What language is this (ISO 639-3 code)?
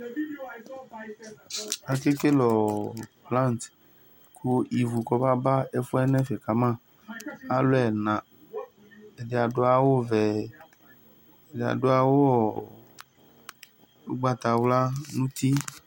kpo